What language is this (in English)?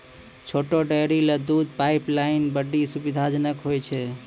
Maithili